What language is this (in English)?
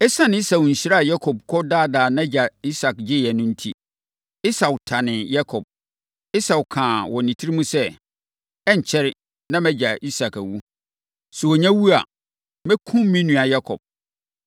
Akan